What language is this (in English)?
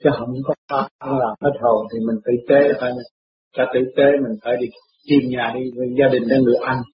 Vietnamese